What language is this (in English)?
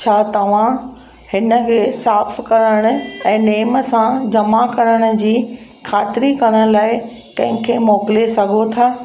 Sindhi